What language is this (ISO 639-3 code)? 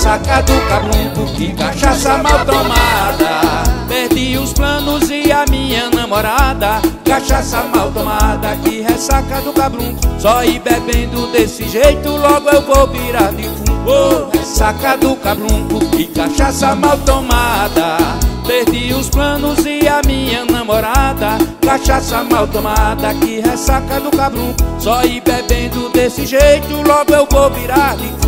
por